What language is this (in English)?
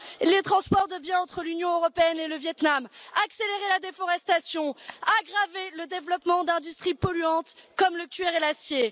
French